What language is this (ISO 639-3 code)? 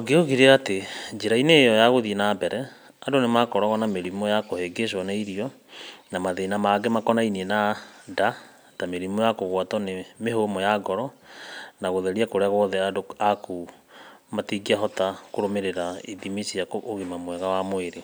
kik